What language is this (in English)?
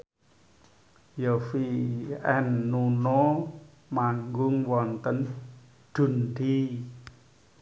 Javanese